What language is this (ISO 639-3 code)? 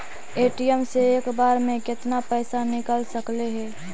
mag